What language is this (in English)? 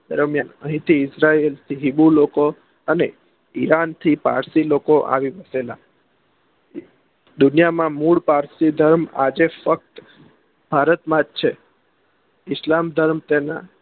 Gujarati